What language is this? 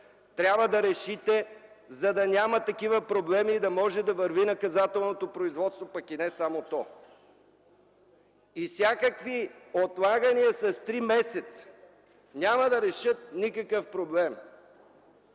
Bulgarian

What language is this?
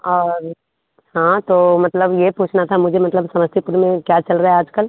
Hindi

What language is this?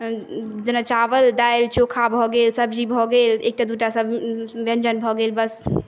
Maithili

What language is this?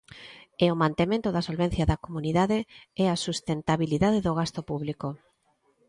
Galician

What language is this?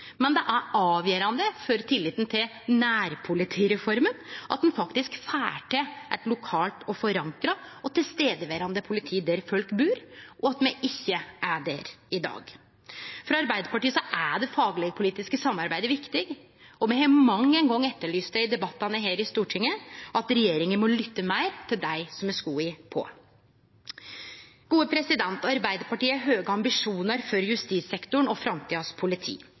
Norwegian Nynorsk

